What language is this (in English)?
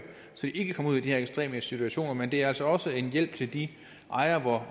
Danish